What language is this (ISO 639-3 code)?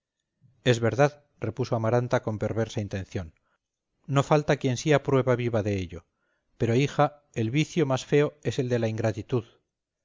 spa